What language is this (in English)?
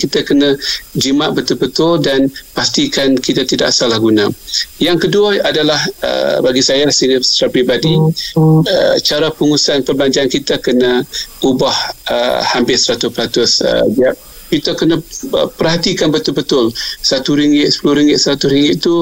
Malay